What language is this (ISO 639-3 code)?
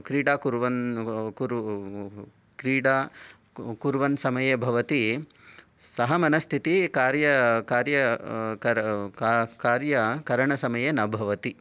san